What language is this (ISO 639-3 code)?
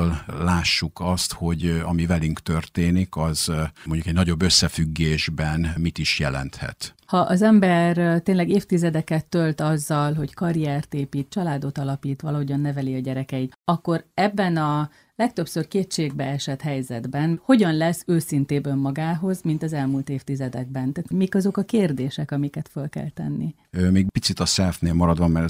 hun